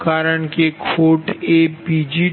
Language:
Gujarati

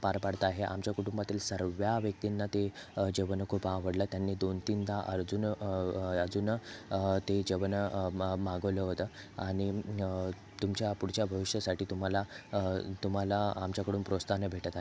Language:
Marathi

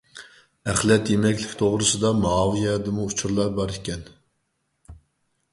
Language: Uyghur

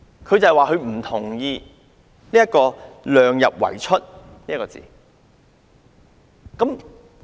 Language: Cantonese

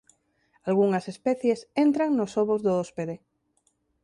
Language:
Galician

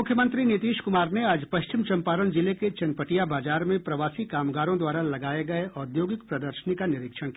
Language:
Hindi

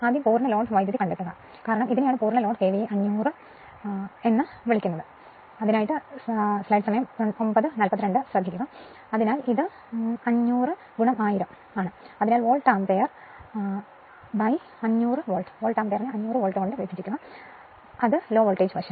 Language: Malayalam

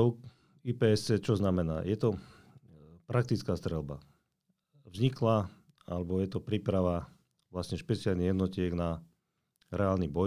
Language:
Slovak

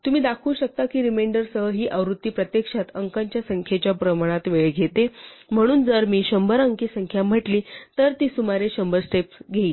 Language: Marathi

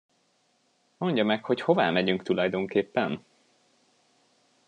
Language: Hungarian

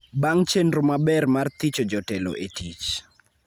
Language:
Luo (Kenya and Tanzania)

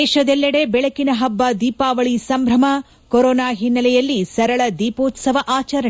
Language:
Kannada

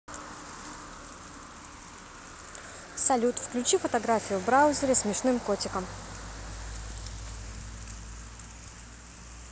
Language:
Russian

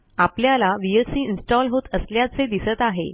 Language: Marathi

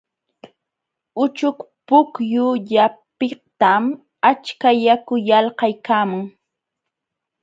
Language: Jauja Wanca Quechua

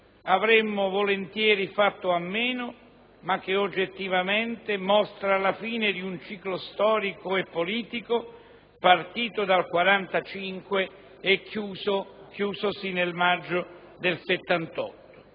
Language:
Italian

